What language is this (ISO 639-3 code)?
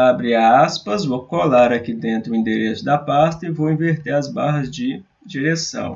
por